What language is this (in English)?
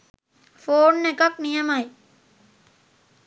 Sinhala